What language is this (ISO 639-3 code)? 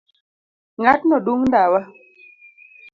luo